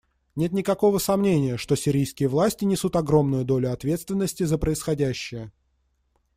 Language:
Russian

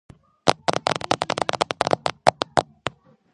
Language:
Georgian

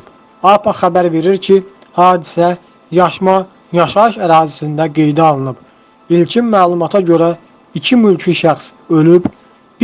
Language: Turkish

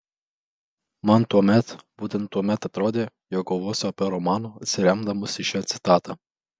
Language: Lithuanian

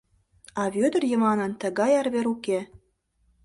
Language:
Mari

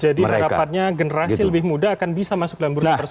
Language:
Indonesian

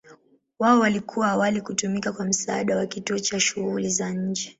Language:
Swahili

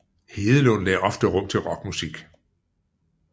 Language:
Danish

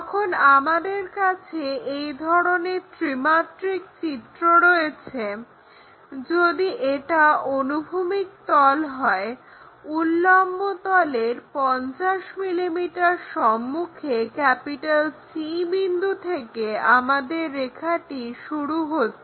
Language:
Bangla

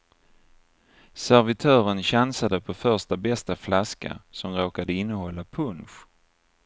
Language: Swedish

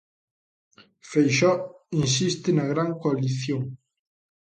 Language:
Galician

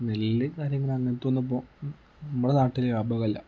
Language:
Malayalam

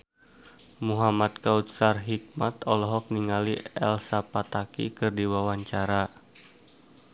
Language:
Sundanese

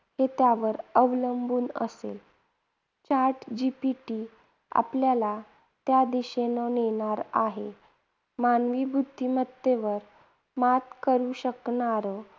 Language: Marathi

